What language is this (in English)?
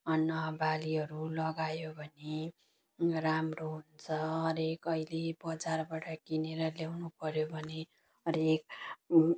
Nepali